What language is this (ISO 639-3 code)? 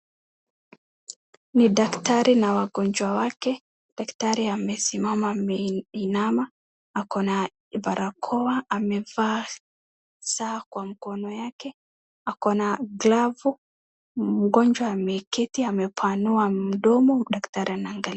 swa